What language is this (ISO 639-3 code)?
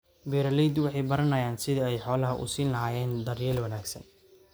som